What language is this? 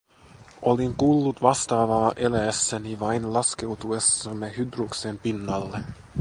Finnish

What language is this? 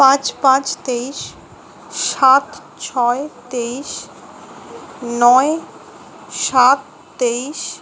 Bangla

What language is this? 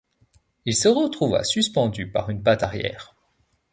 French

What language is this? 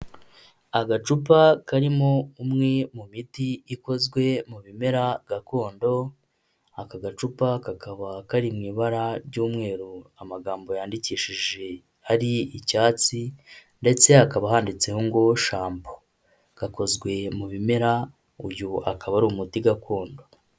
Kinyarwanda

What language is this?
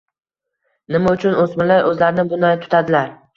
Uzbek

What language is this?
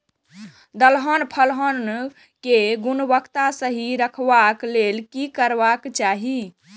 Maithili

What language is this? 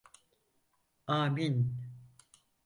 Turkish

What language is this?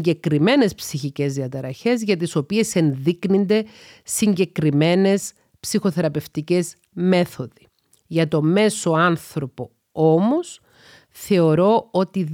Greek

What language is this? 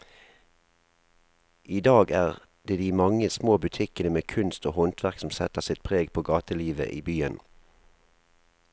Norwegian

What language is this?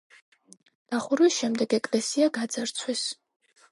Georgian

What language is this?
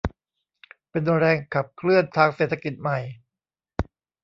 Thai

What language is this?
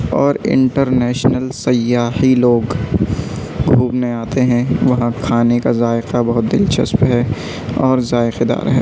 Urdu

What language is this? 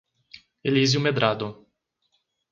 Portuguese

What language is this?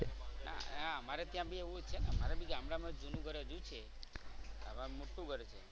Gujarati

